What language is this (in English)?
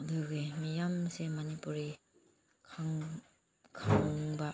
Manipuri